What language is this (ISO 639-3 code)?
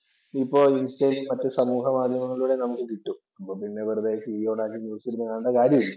mal